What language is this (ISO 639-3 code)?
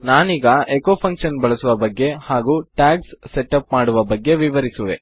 kan